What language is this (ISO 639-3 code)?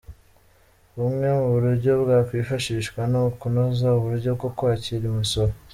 kin